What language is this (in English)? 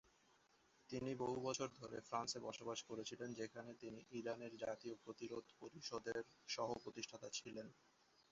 Bangla